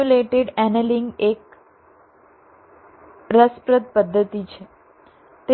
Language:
Gujarati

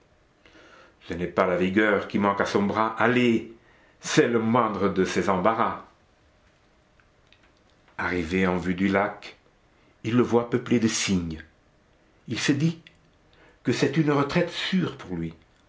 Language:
French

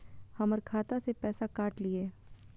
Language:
Maithili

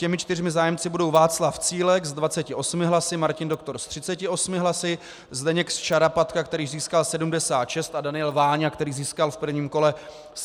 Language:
Czech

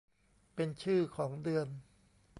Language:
Thai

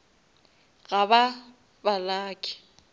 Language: Northern Sotho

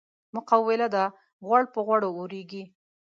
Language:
Pashto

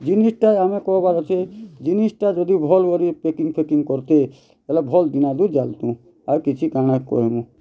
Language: Odia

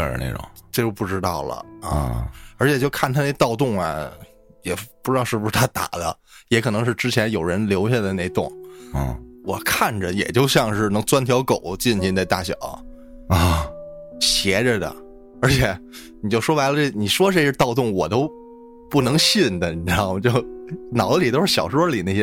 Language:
Chinese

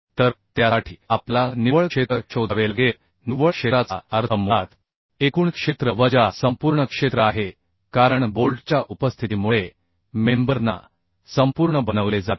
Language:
Marathi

